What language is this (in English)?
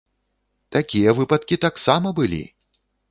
Belarusian